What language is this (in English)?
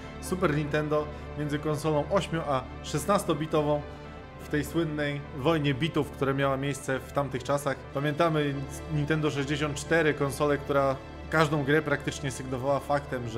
Polish